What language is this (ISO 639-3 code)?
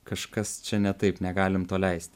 lit